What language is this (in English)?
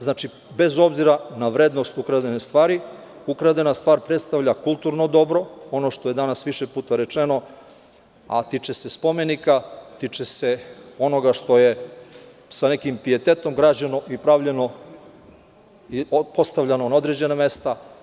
Serbian